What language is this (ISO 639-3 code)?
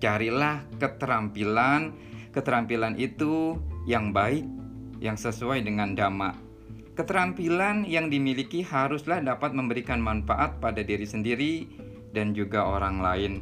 ind